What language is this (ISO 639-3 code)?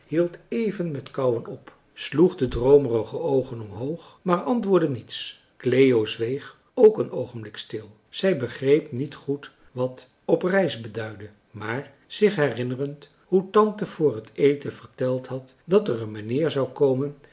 nld